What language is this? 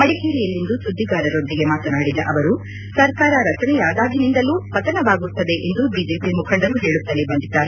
Kannada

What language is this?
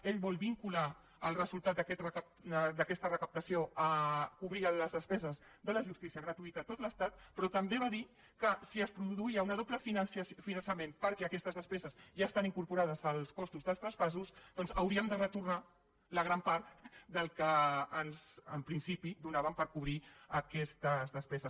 Catalan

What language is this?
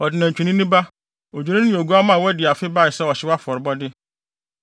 Akan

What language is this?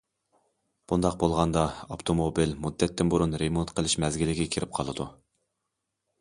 Uyghur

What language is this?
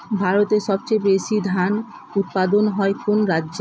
Bangla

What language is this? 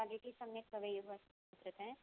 Sanskrit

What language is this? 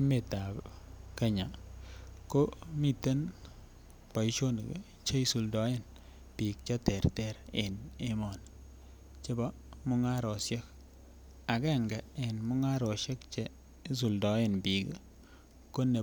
Kalenjin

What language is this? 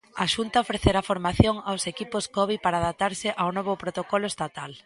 Galician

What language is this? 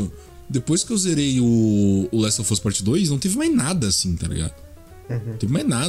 Portuguese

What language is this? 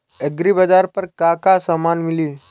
Bhojpuri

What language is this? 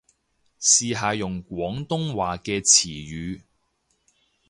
Cantonese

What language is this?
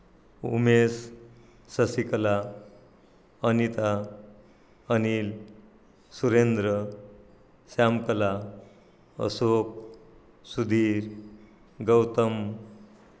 Marathi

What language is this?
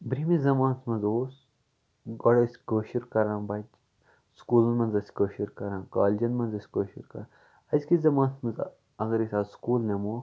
Kashmiri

